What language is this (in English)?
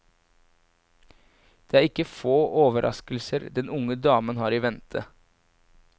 Norwegian